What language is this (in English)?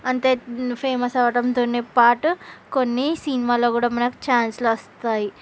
Telugu